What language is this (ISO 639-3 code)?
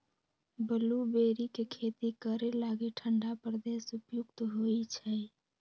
mag